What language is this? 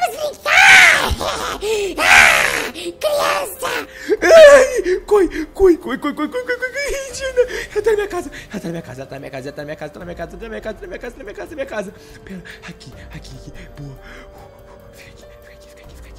Portuguese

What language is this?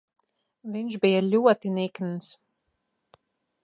Latvian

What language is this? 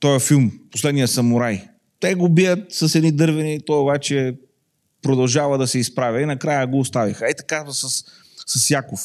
Bulgarian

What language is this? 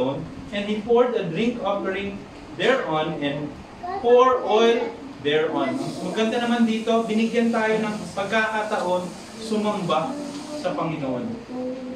Filipino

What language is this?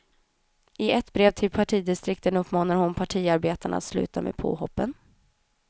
Swedish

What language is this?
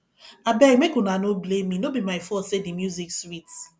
Nigerian Pidgin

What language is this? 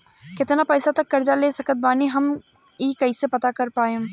Bhojpuri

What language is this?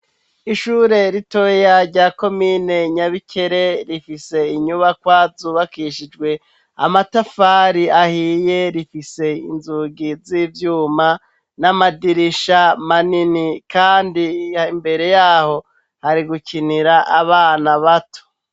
Rundi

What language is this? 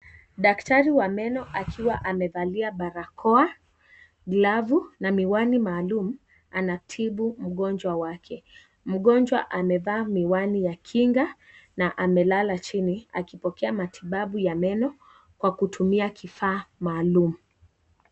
Swahili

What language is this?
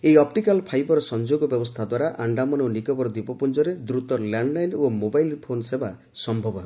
Odia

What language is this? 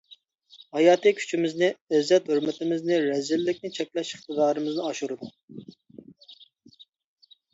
Uyghur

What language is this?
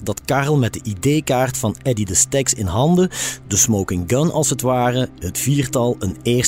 Dutch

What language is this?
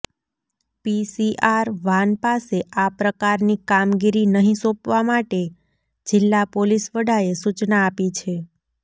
Gujarati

